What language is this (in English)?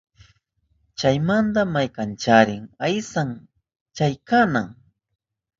Southern Pastaza Quechua